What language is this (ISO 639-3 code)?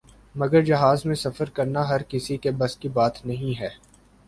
urd